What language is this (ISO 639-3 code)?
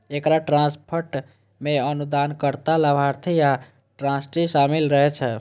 mai